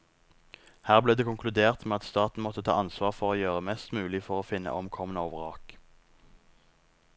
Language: Norwegian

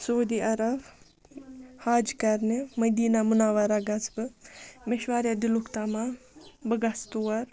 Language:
Kashmiri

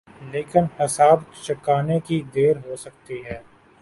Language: Urdu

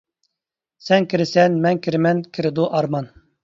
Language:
Uyghur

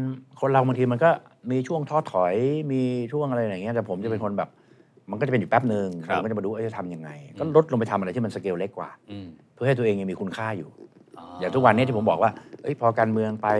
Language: Thai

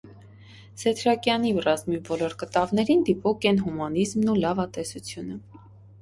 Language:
Armenian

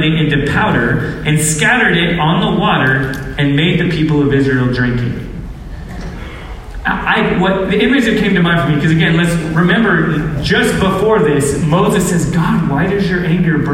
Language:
English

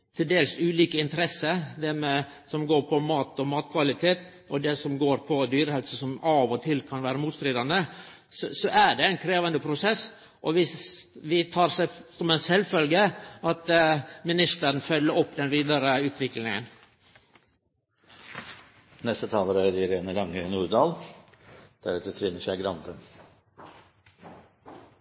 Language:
Norwegian Nynorsk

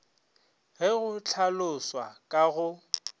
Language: Northern Sotho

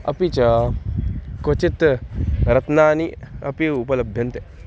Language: Sanskrit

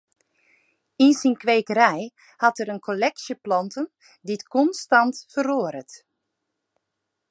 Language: Western Frisian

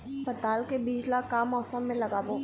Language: Chhattisgarhi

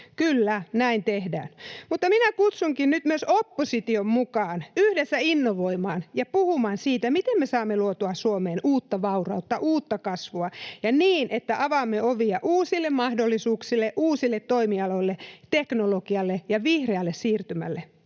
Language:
Finnish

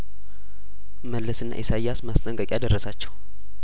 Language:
Amharic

